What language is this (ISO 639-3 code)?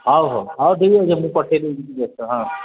ori